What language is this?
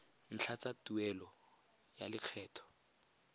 Tswana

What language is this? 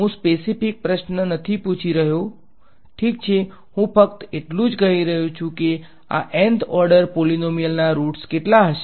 Gujarati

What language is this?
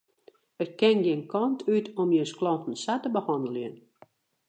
Western Frisian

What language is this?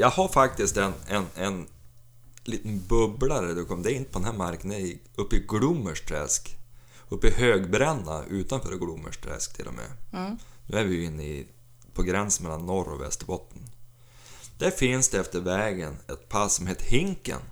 Swedish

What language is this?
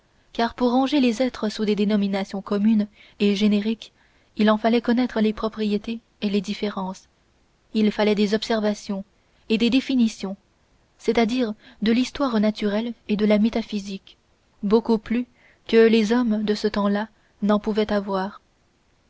French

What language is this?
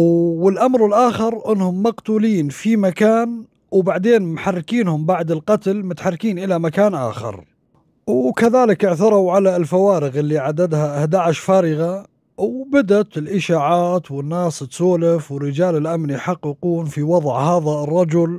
Arabic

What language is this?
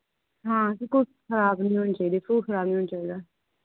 Dogri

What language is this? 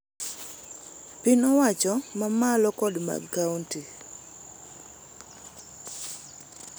Luo (Kenya and Tanzania)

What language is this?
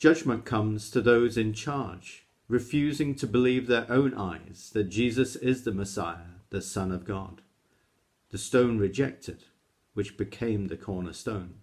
English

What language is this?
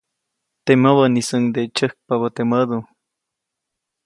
Copainalá Zoque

